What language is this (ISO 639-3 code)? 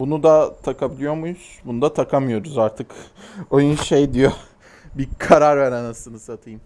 tur